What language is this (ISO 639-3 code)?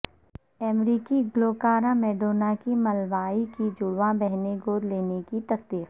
urd